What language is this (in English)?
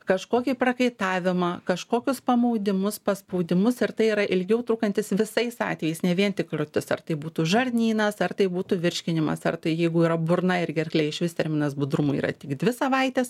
Lithuanian